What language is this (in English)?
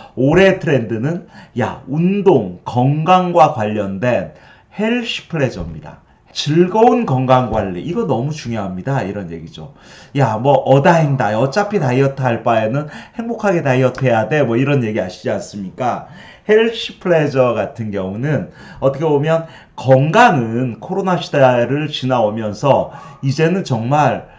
Korean